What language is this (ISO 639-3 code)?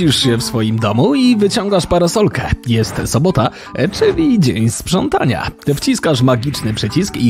pol